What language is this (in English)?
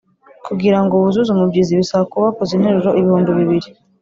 Kinyarwanda